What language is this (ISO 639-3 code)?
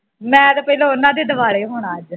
pan